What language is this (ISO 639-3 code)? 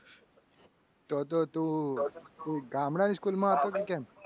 guj